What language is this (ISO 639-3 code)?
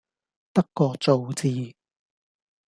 yue